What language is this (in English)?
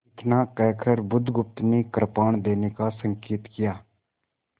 Hindi